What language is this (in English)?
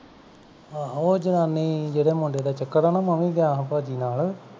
Punjabi